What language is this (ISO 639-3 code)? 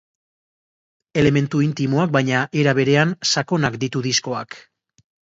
eus